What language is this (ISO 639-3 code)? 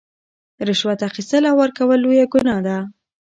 pus